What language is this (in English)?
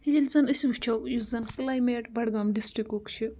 Kashmiri